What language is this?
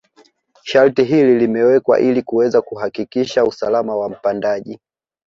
Swahili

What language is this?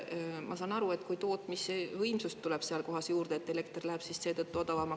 Estonian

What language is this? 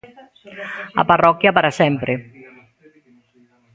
Galician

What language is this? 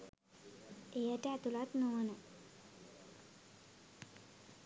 Sinhala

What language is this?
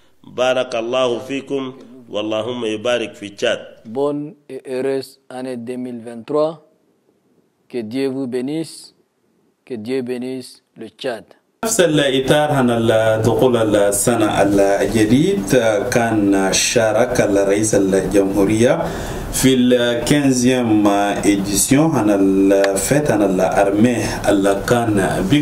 Arabic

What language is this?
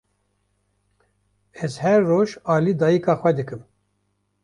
Kurdish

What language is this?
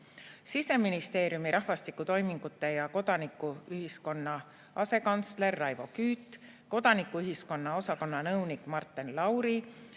Estonian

